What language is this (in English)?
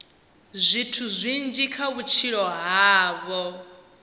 Venda